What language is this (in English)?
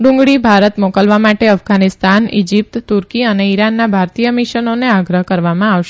Gujarati